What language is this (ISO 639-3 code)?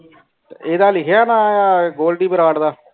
pan